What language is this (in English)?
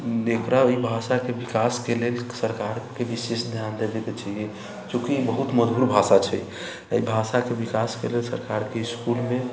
Maithili